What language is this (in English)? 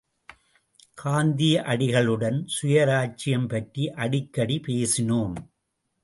Tamil